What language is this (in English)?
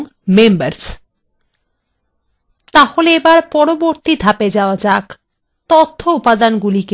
Bangla